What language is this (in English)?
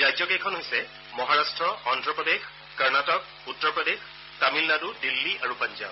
Assamese